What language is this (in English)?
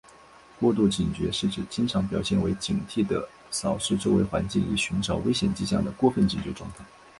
Chinese